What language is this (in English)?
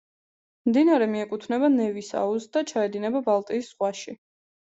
Georgian